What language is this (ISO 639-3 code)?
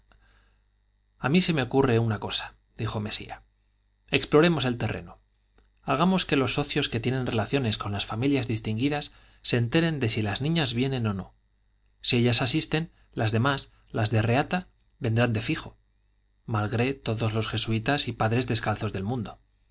spa